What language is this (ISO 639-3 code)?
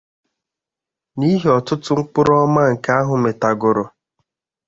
ibo